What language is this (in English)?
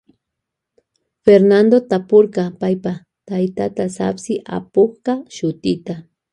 Loja Highland Quichua